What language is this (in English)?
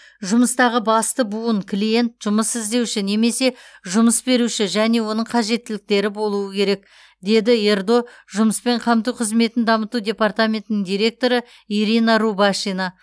Kazakh